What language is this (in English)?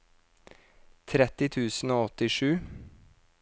Norwegian